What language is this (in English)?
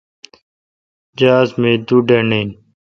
Kalkoti